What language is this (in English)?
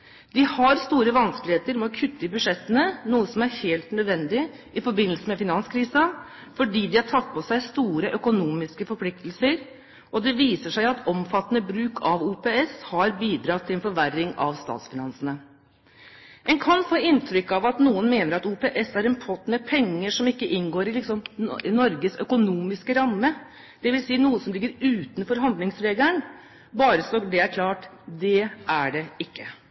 Norwegian Bokmål